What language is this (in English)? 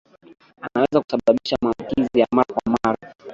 Swahili